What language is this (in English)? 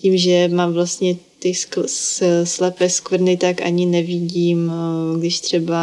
Czech